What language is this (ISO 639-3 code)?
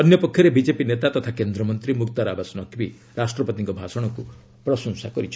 ori